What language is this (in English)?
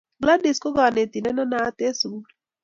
Kalenjin